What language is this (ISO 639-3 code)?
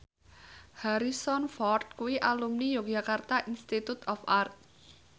jav